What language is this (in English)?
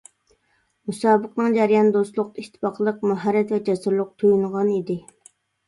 Uyghur